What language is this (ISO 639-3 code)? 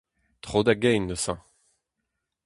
bre